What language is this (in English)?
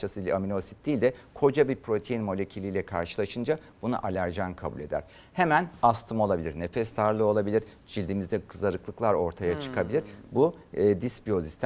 Turkish